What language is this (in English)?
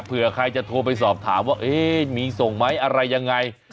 Thai